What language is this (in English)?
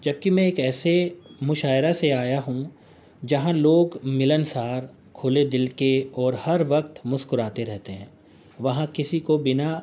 Urdu